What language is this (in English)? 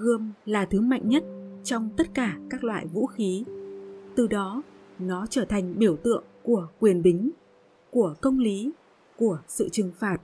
Vietnamese